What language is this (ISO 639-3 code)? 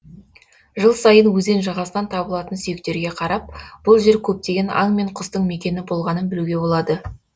kaz